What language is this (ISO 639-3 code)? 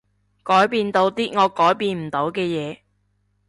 yue